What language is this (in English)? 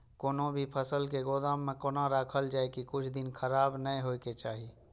Maithili